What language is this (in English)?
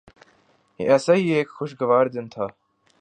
Urdu